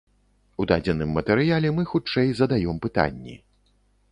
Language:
Belarusian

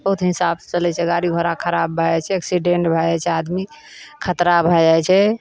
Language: Maithili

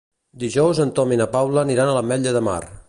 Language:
Catalan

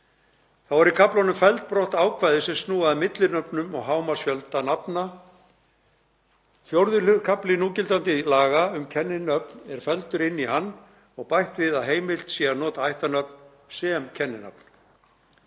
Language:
Icelandic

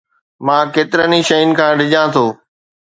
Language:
Sindhi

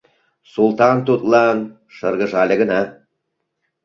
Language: Mari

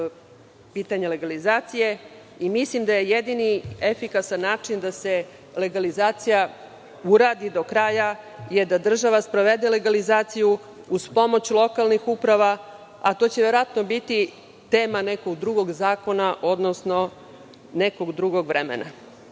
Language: Serbian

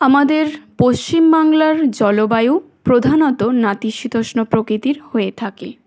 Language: Bangla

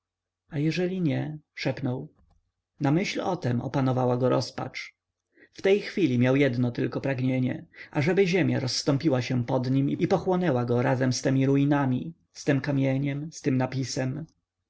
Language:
Polish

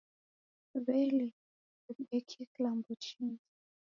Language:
Taita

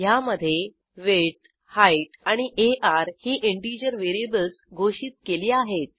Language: Marathi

